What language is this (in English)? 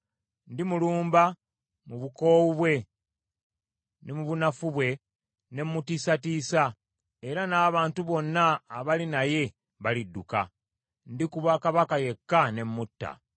Ganda